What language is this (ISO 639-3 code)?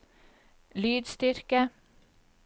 nor